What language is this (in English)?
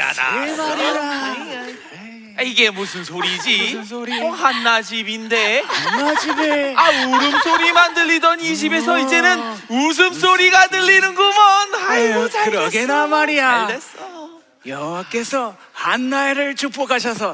Korean